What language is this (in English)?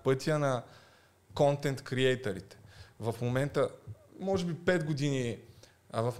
Bulgarian